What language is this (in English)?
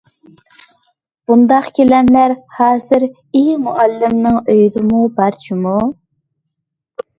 Uyghur